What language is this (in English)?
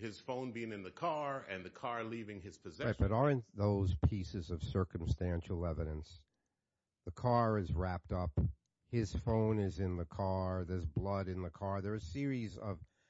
English